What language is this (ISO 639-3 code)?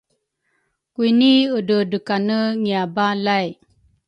dru